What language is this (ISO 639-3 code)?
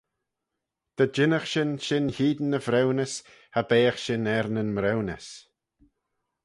glv